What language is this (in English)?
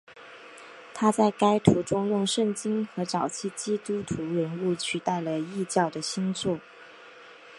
Chinese